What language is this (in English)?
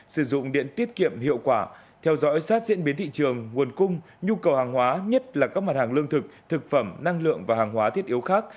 Vietnamese